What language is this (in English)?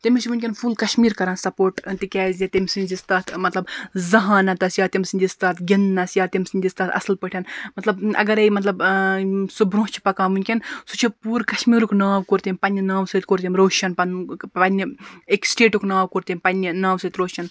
Kashmiri